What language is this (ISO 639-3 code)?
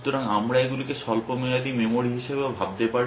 ben